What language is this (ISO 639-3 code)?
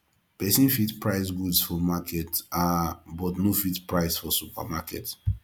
pcm